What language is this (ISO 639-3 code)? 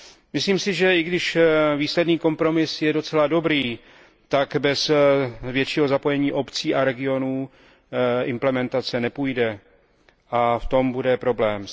ces